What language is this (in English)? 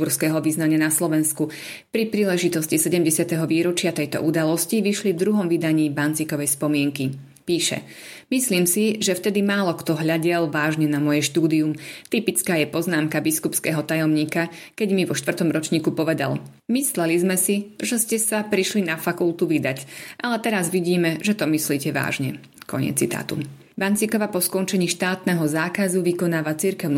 Slovak